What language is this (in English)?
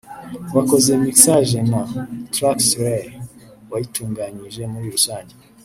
Kinyarwanda